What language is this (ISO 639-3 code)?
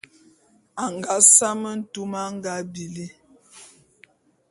bum